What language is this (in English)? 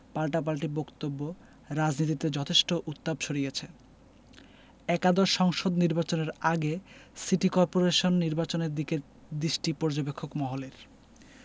Bangla